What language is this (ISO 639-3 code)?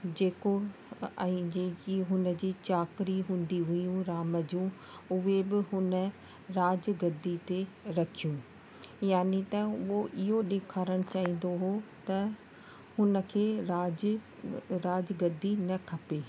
snd